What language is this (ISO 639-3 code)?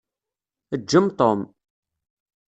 kab